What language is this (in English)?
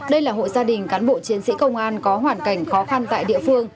Vietnamese